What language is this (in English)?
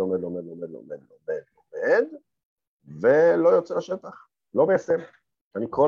Hebrew